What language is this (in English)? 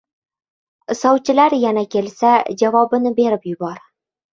Uzbek